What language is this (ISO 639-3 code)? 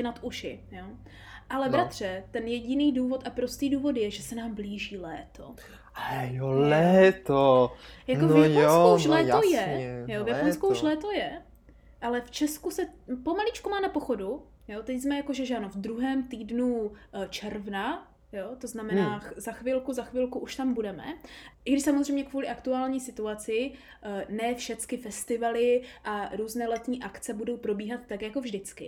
ces